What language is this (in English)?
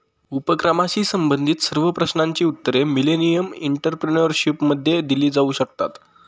Marathi